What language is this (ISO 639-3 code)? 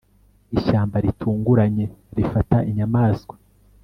kin